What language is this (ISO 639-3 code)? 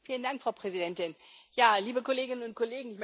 deu